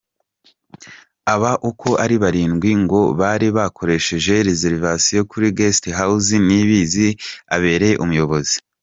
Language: Kinyarwanda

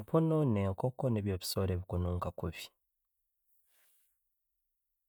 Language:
Tooro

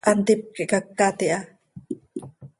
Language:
Seri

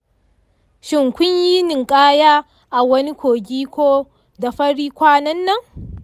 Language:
Hausa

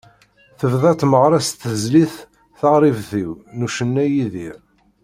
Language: Kabyle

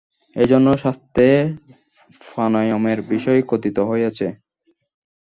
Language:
Bangla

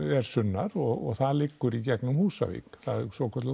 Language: Icelandic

